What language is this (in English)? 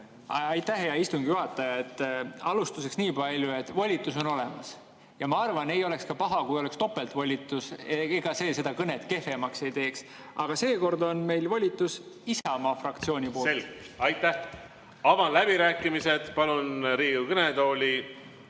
Estonian